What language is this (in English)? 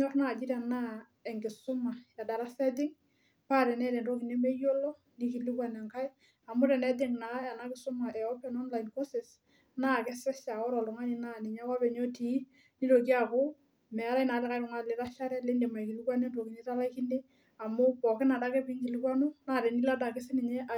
Masai